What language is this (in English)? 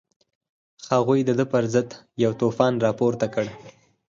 Pashto